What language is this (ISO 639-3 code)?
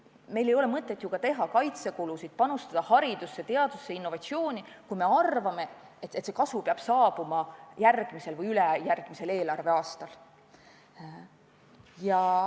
est